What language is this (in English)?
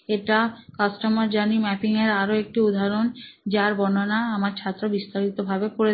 Bangla